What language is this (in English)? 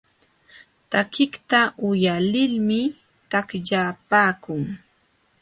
Jauja Wanca Quechua